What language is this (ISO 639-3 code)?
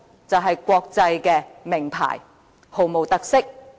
yue